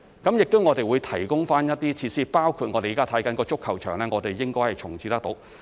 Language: Cantonese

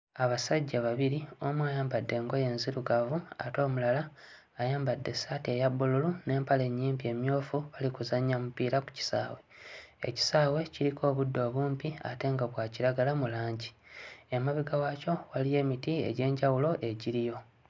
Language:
Ganda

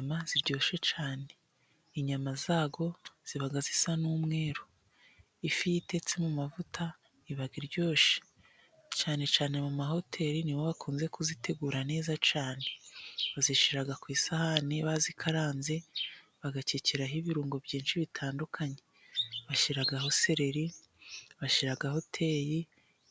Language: Kinyarwanda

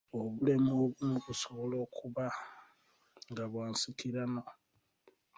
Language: Ganda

